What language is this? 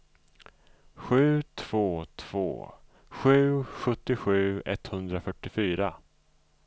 Swedish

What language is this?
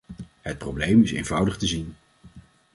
Dutch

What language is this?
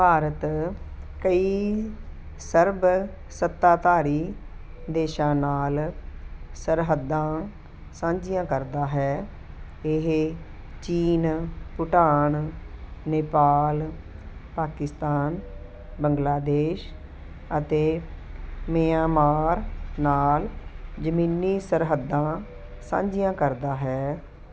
Punjabi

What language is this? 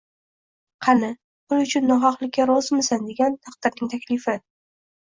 Uzbek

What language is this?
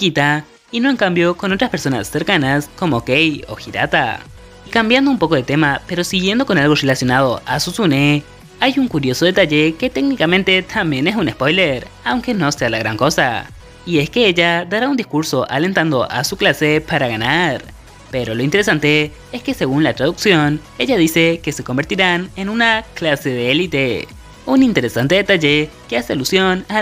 Spanish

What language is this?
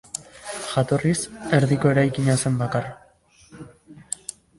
Basque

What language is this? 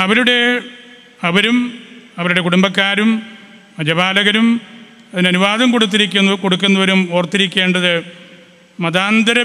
Malayalam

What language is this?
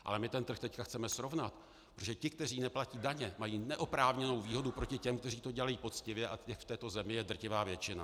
Czech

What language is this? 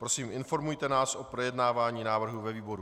Czech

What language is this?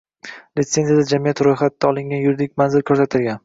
Uzbek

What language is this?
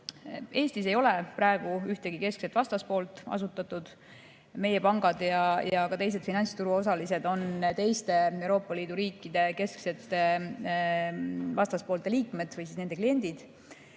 Estonian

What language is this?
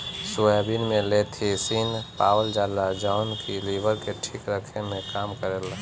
Bhojpuri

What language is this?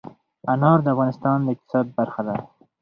Pashto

